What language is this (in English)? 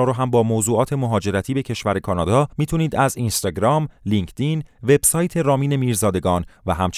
Persian